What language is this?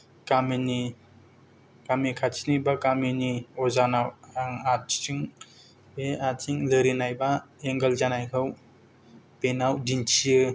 Bodo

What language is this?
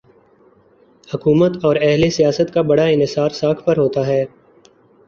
Urdu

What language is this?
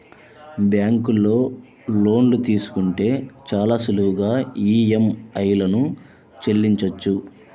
Telugu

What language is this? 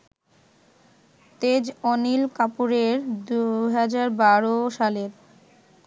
Bangla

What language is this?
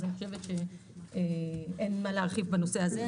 Hebrew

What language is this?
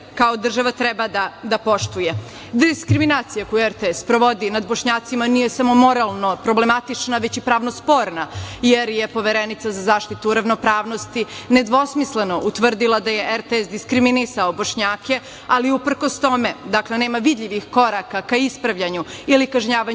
Serbian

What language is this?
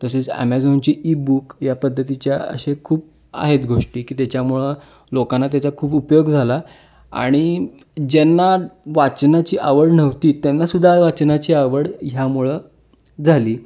Marathi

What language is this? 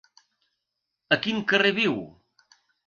Catalan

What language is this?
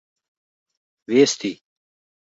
Uzbek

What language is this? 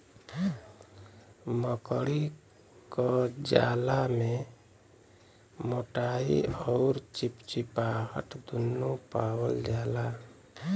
Bhojpuri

